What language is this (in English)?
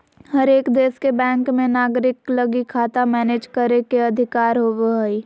Magahi